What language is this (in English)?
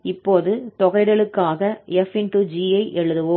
Tamil